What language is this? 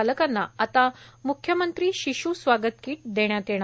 Marathi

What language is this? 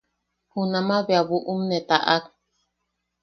Yaqui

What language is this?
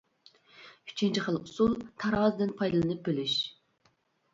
Uyghur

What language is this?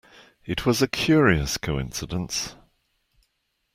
English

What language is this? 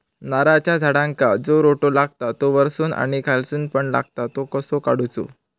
Marathi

